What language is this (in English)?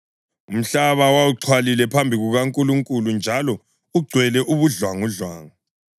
North Ndebele